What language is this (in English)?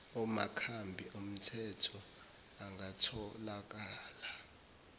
Zulu